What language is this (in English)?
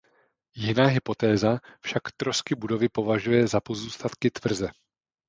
Czech